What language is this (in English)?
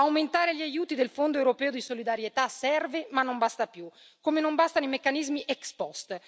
Italian